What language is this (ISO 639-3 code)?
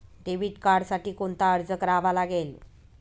mar